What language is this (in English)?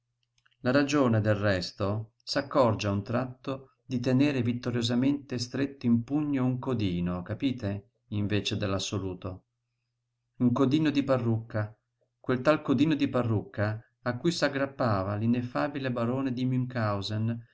Italian